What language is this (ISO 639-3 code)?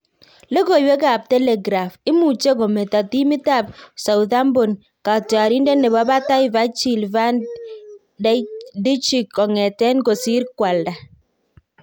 kln